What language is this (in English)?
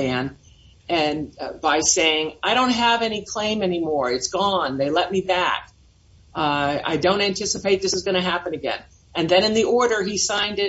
English